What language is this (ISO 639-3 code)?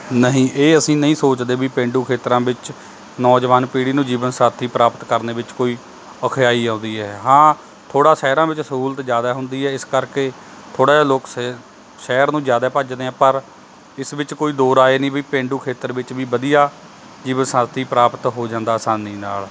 pan